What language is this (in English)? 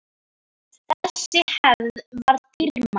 Icelandic